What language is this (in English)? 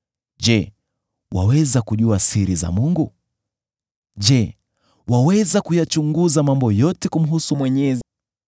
Swahili